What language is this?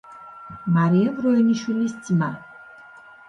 Georgian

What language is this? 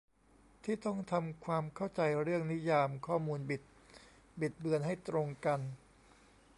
Thai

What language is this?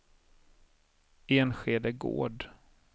Swedish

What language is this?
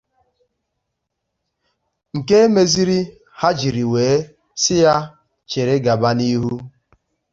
Igbo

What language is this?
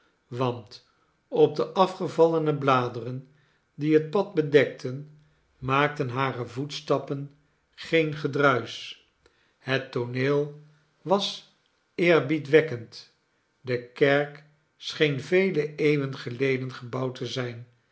Dutch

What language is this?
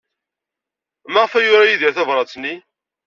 Kabyle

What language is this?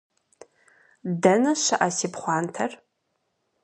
Kabardian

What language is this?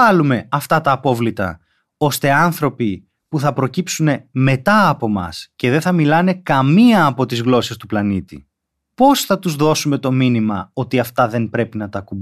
Greek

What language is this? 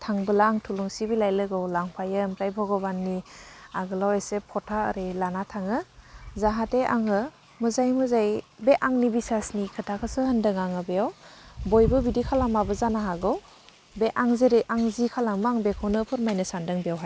Bodo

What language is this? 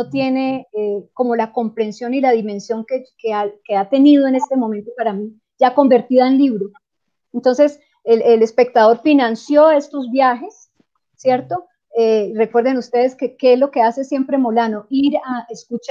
Spanish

